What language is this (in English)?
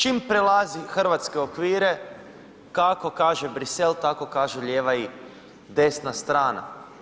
Croatian